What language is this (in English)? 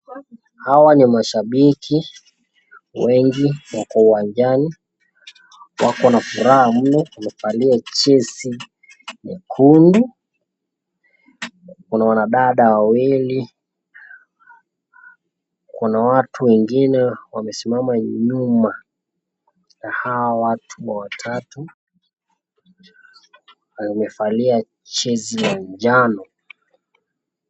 Swahili